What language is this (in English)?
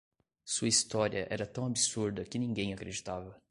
Portuguese